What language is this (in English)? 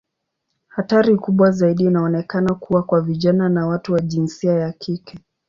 Swahili